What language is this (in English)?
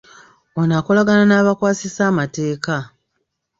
Ganda